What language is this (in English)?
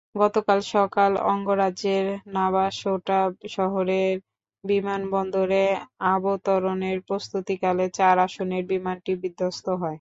Bangla